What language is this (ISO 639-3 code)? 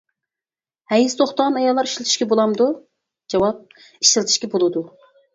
uig